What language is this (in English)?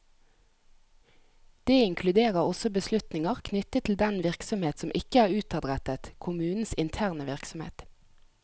Norwegian